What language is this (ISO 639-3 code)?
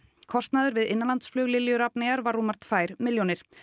isl